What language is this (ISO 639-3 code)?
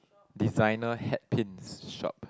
eng